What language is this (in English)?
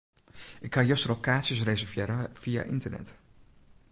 Western Frisian